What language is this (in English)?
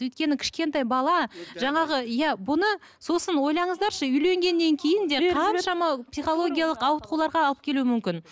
Kazakh